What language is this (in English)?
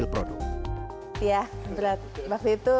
Indonesian